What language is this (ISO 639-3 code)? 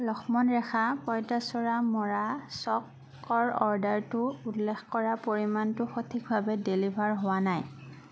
asm